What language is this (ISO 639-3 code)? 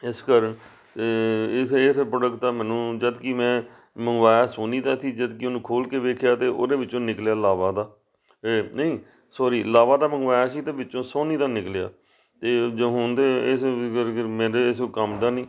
pan